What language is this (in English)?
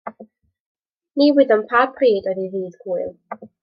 Welsh